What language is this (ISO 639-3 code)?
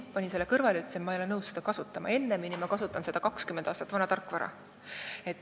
est